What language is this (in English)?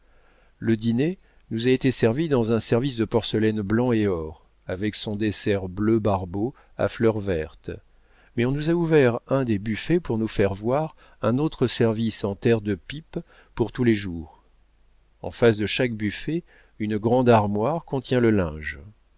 French